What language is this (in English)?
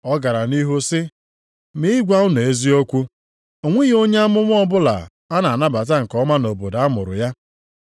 Igbo